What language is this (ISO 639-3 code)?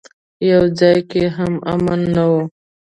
pus